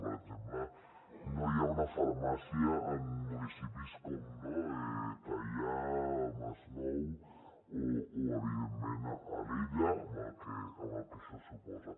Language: Catalan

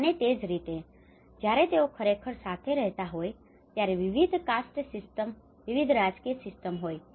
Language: Gujarati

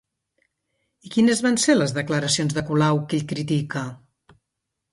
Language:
Catalan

